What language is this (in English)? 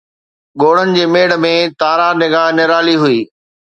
Sindhi